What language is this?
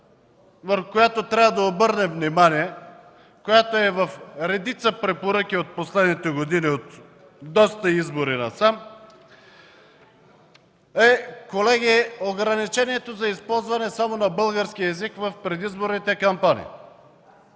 Bulgarian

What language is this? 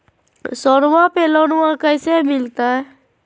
Magahi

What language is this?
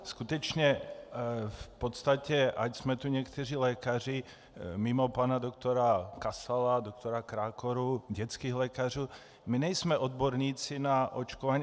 Czech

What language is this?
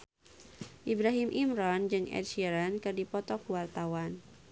Sundanese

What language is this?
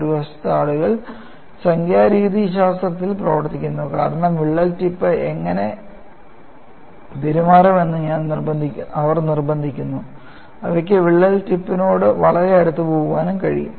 Malayalam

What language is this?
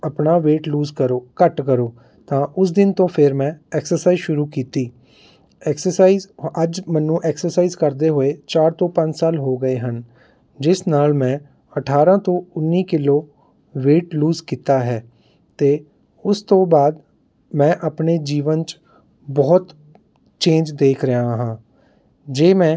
Punjabi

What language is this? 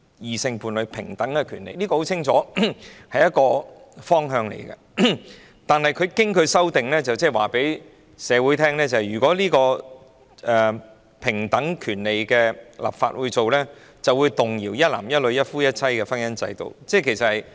Cantonese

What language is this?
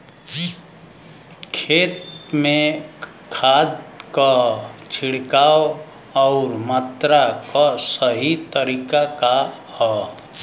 Bhojpuri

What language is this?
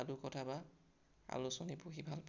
Assamese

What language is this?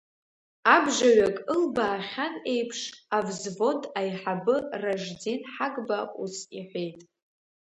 Abkhazian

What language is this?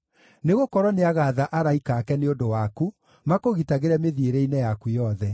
Kikuyu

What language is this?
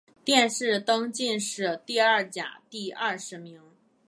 Chinese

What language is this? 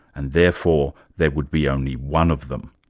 English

